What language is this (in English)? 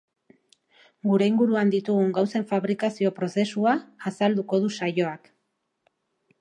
Basque